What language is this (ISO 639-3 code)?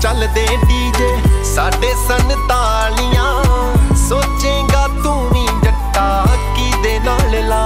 hin